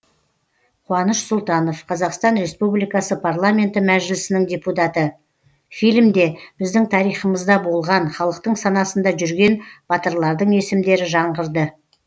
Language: Kazakh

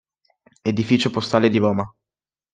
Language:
Italian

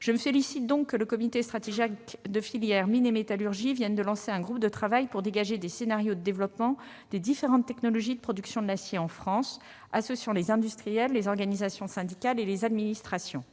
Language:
French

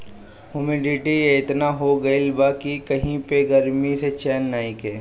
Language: Bhojpuri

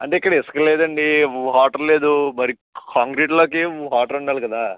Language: Telugu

